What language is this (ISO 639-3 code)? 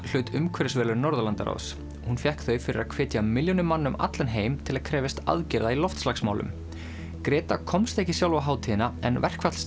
isl